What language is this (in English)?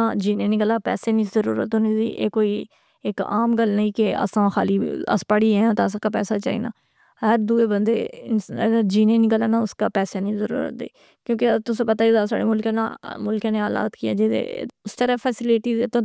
Pahari-Potwari